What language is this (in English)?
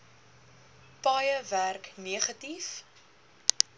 Afrikaans